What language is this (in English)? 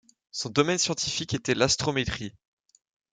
French